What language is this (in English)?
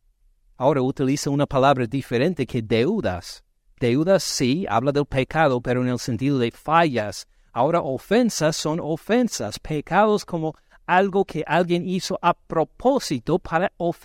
Spanish